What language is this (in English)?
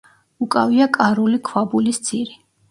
Georgian